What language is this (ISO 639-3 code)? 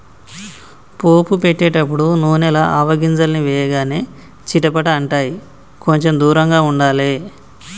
tel